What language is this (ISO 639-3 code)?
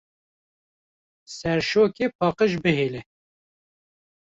kur